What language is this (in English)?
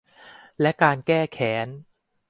Thai